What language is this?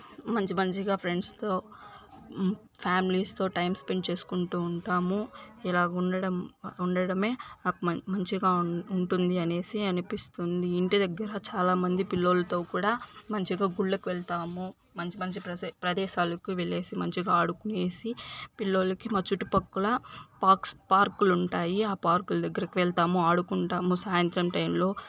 Telugu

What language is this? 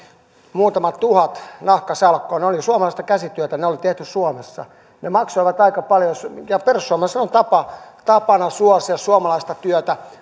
Finnish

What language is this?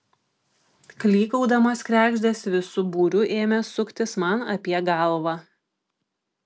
Lithuanian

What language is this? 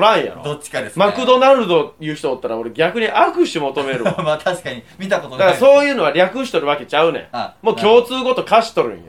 Japanese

